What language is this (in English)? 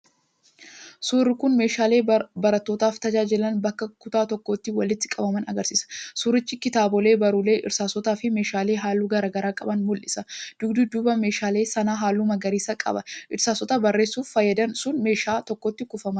Oromo